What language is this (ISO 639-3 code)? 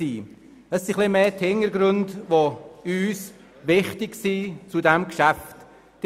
gsw